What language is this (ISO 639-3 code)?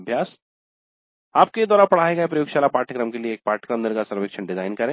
hin